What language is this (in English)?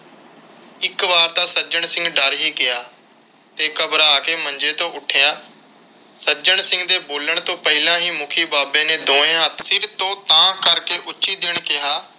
Punjabi